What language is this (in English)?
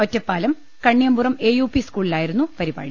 Malayalam